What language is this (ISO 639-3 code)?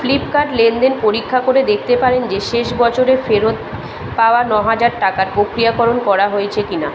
ben